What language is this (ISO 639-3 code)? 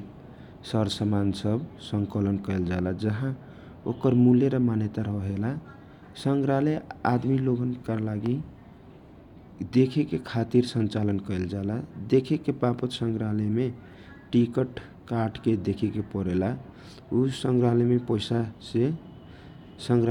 thq